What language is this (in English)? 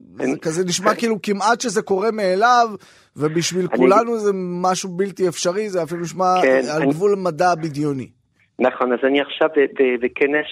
Hebrew